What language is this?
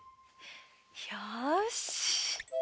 Japanese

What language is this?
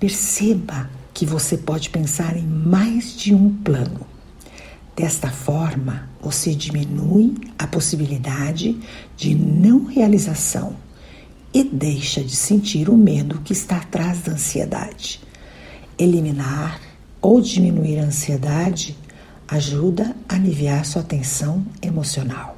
Portuguese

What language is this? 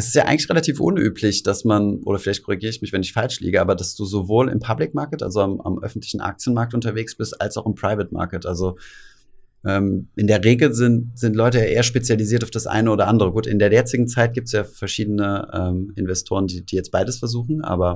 German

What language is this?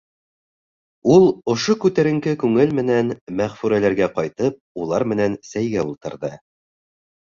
Bashkir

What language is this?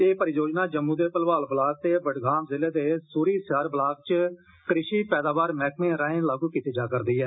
Dogri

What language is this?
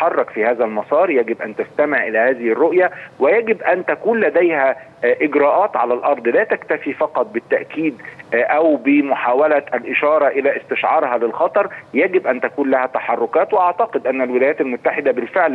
Arabic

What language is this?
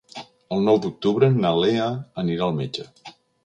Catalan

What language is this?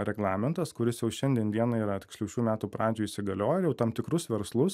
Lithuanian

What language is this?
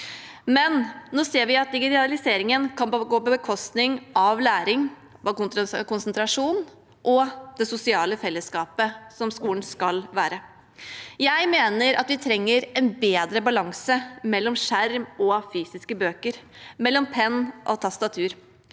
Norwegian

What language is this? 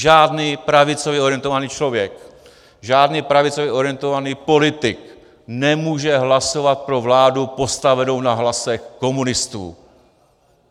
Czech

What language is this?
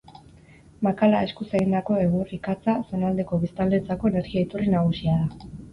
Basque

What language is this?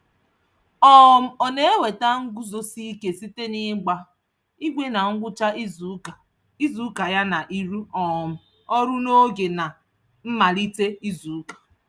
Igbo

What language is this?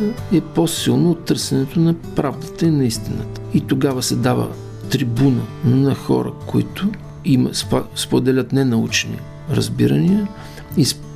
Bulgarian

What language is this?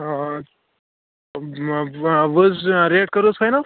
Kashmiri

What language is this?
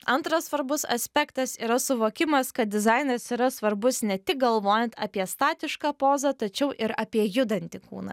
Lithuanian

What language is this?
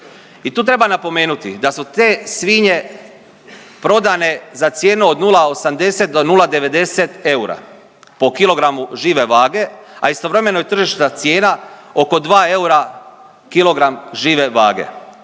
Croatian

